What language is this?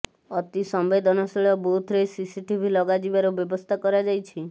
Odia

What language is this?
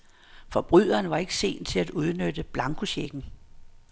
Danish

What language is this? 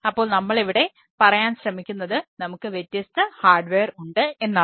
Malayalam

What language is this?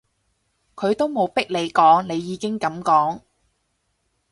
Cantonese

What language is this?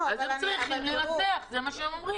Hebrew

